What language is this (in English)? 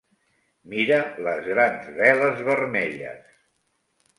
Catalan